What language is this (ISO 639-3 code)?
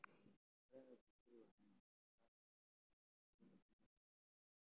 som